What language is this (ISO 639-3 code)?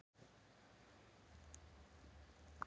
isl